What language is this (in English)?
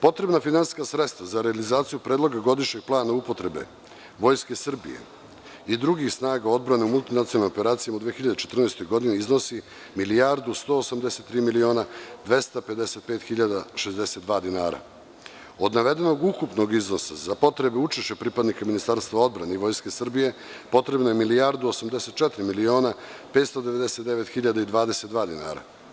Serbian